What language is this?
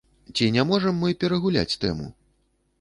Belarusian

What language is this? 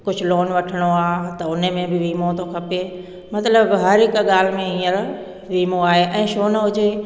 Sindhi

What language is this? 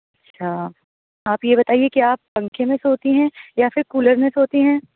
Urdu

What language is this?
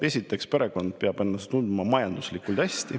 Estonian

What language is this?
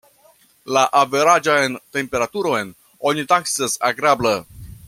Esperanto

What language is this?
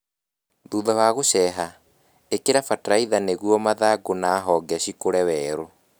Kikuyu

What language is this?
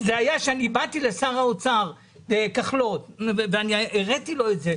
Hebrew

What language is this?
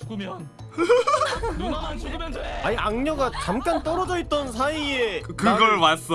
Korean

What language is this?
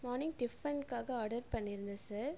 Tamil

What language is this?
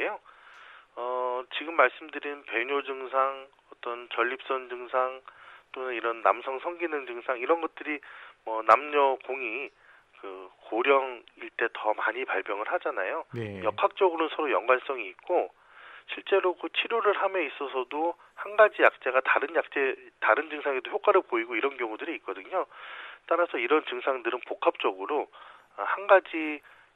Korean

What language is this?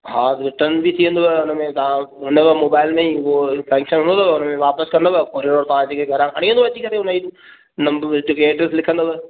Sindhi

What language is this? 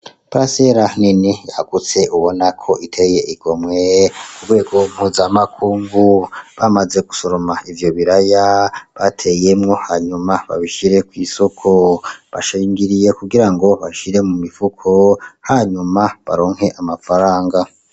Rundi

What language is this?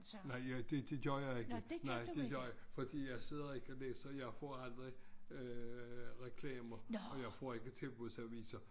Danish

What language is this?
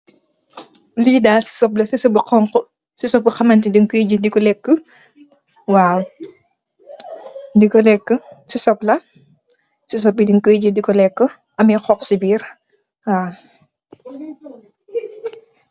Wolof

